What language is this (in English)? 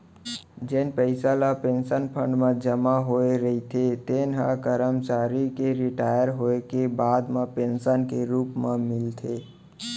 Chhattisgarhi